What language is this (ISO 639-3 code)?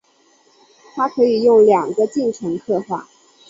zho